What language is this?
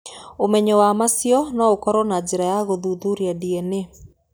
Kikuyu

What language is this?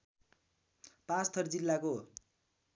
Nepali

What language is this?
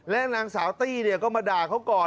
Thai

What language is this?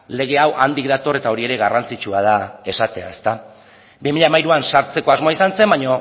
Basque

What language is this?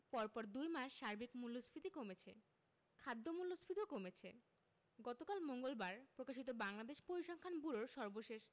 Bangla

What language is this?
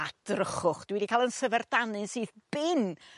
Welsh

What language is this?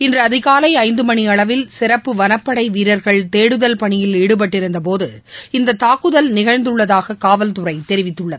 Tamil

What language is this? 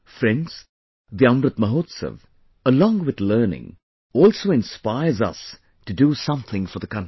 English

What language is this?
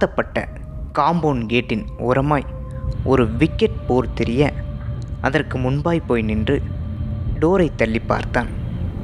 Tamil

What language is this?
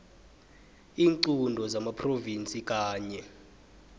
South Ndebele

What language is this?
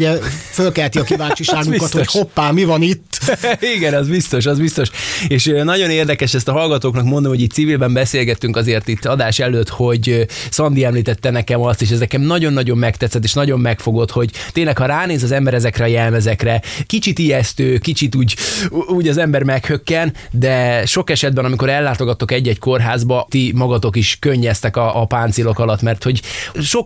Hungarian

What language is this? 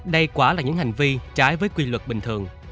Vietnamese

